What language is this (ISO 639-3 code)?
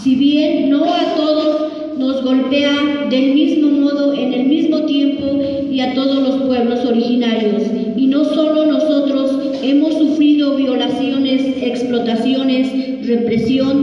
spa